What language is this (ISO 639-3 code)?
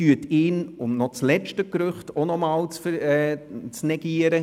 gsw